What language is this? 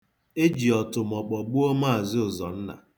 Igbo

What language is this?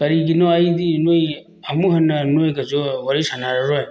Manipuri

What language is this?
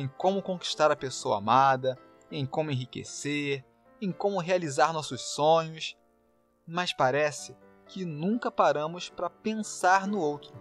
Portuguese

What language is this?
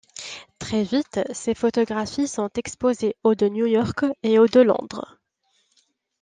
French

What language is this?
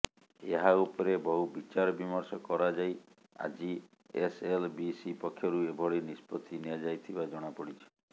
Odia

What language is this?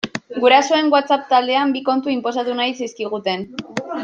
Basque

